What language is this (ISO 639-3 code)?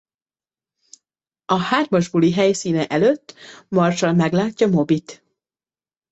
hun